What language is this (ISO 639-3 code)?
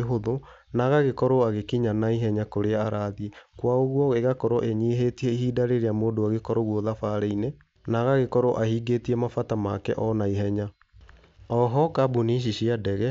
kik